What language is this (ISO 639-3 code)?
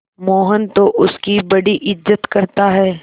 hin